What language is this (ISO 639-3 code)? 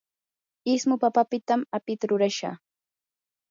qur